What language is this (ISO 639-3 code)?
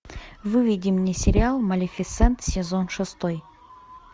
rus